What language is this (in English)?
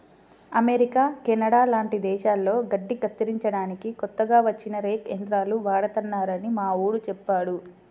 Telugu